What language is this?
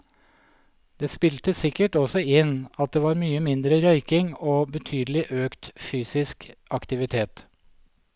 Norwegian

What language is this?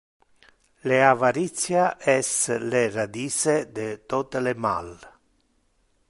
Interlingua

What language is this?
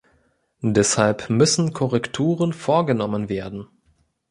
German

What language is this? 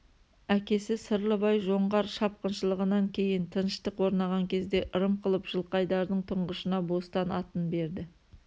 Kazakh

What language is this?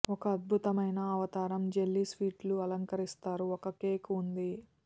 Telugu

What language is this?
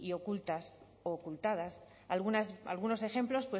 Spanish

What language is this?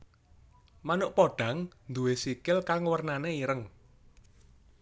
Javanese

